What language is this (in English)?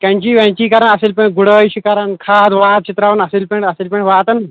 Kashmiri